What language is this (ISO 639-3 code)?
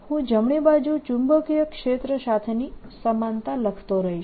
guj